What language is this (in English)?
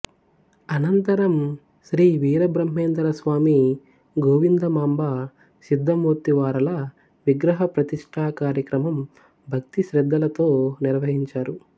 Telugu